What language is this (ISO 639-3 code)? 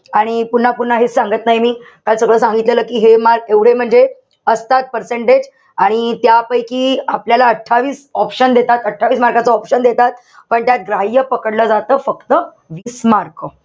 mar